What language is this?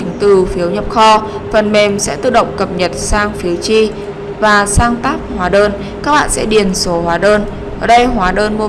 Vietnamese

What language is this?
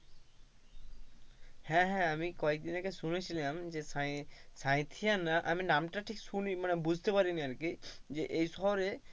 Bangla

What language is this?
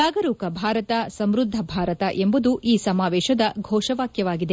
Kannada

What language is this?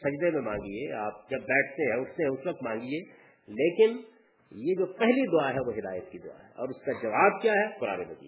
Urdu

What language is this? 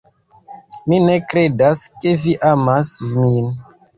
Esperanto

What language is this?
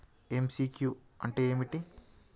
Telugu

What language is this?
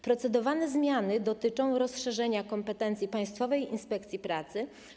Polish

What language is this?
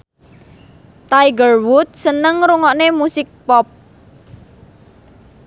Javanese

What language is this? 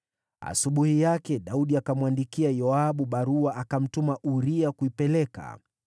Swahili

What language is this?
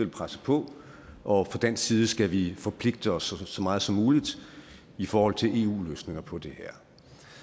Danish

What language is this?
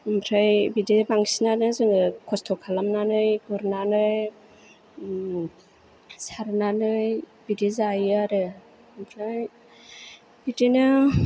Bodo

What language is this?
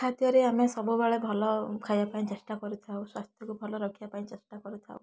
Odia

